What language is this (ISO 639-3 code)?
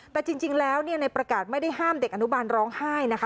tha